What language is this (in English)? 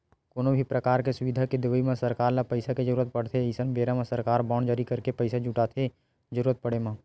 Chhattisgarhi